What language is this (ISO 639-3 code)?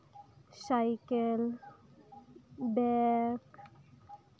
sat